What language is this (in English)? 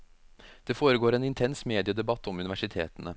Norwegian